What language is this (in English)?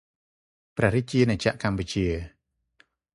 Khmer